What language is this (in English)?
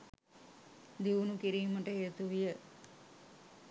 Sinhala